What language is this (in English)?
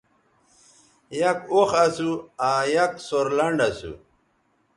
Bateri